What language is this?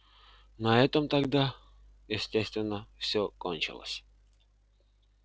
Russian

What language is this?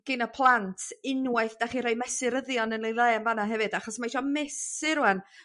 Welsh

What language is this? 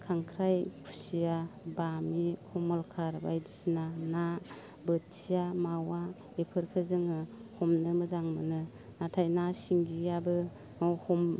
Bodo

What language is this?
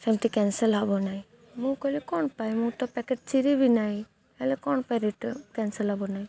Odia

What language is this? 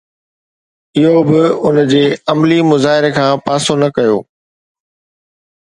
Sindhi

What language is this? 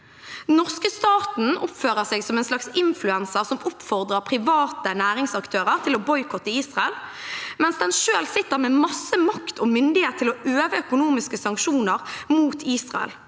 Norwegian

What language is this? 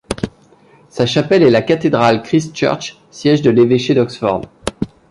French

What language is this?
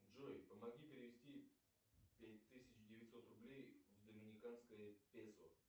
Russian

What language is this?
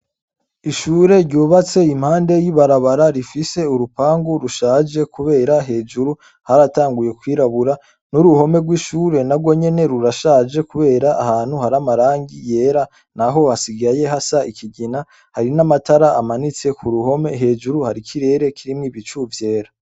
Rundi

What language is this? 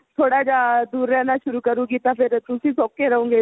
Punjabi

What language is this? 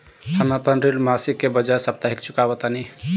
Bhojpuri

